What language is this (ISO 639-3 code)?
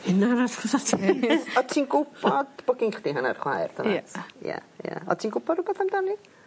cym